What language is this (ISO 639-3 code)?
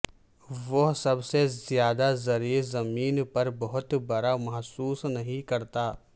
urd